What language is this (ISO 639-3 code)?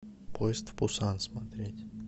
rus